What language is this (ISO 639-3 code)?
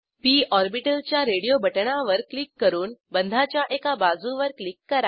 mar